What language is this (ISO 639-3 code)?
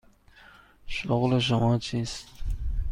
fas